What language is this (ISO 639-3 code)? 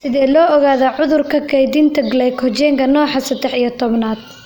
som